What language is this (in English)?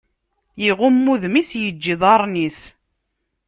Kabyle